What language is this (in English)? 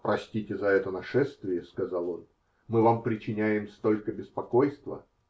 Russian